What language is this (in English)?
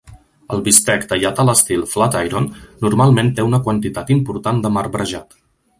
Catalan